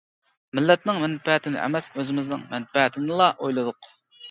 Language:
Uyghur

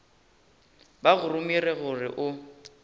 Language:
Northern Sotho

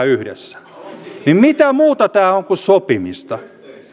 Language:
Finnish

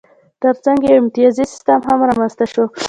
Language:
Pashto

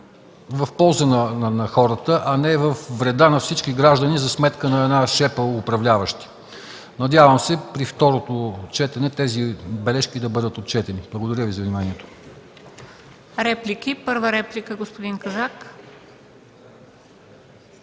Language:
Bulgarian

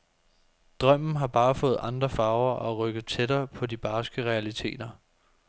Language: Danish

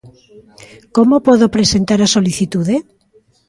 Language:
Galician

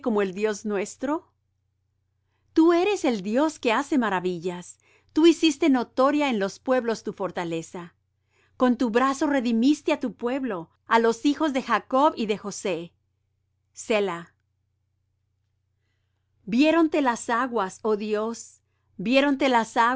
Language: Spanish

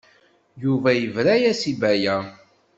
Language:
Kabyle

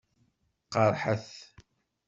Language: Kabyle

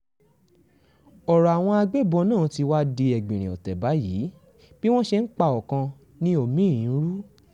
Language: Yoruba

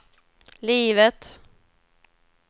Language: Swedish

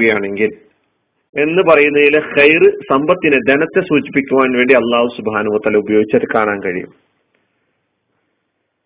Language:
Malayalam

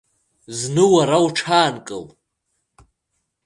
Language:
Abkhazian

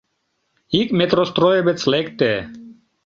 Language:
Mari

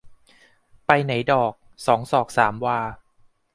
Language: Thai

